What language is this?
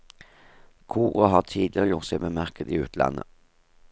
Norwegian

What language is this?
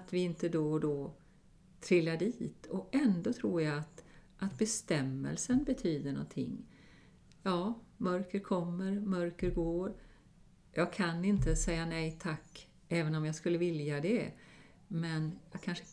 Swedish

